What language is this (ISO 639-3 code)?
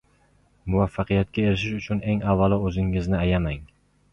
uzb